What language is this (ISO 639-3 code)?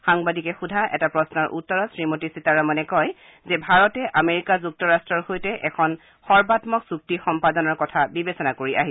asm